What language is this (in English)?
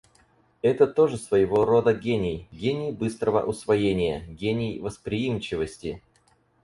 Russian